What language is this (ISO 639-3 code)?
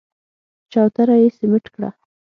pus